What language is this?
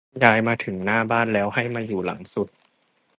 Thai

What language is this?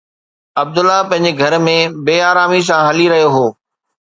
Sindhi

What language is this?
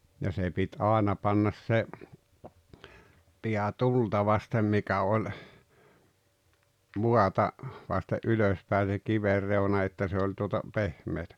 Finnish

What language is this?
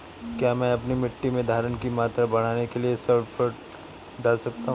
Hindi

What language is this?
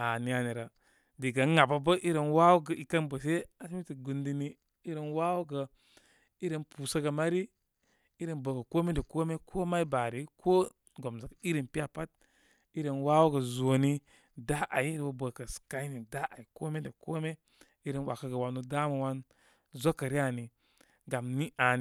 Koma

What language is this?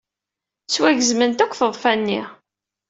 Kabyle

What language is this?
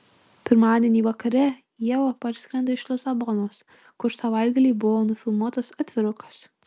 Lithuanian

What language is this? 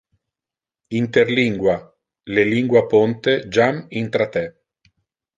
Interlingua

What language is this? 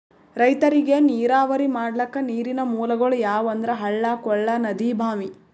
Kannada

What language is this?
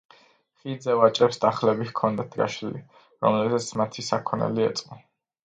Georgian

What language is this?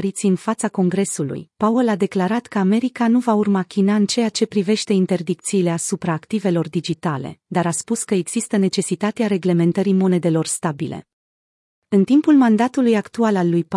Romanian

